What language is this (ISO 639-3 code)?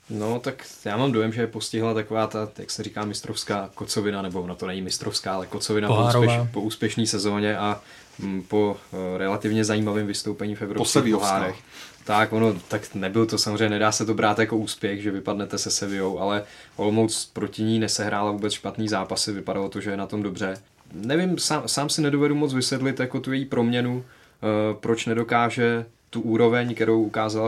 ces